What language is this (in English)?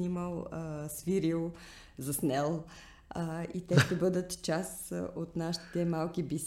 Bulgarian